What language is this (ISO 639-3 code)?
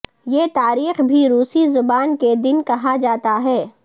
urd